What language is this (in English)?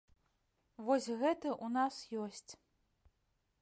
Belarusian